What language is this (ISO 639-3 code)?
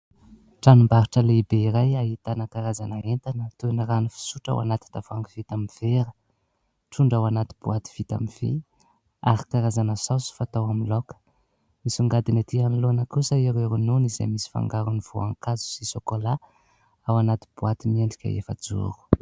mlg